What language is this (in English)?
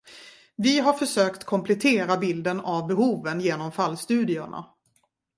Swedish